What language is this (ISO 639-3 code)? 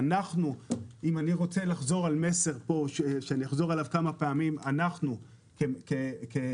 heb